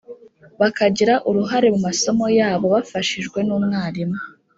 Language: Kinyarwanda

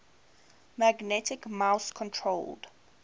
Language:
English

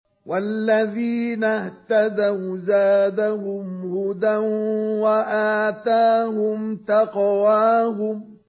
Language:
Arabic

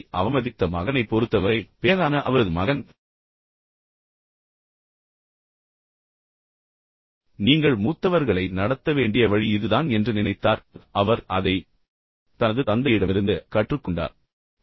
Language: Tamil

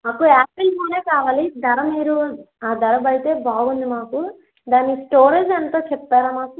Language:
Telugu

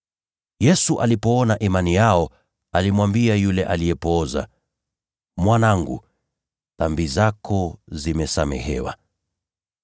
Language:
Swahili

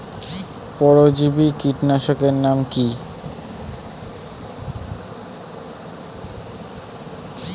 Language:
Bangla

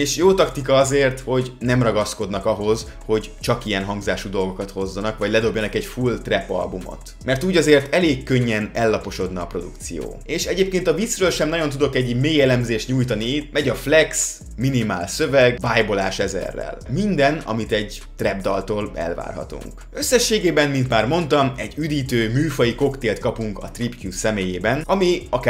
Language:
Hungarian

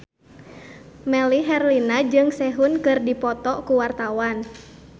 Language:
Sundanese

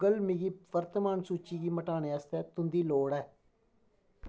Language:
Dogri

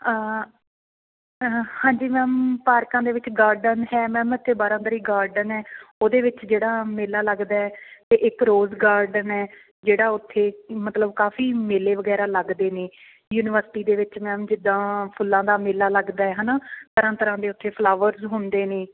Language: Punjabi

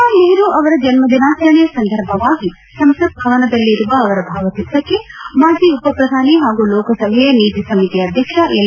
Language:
Kannada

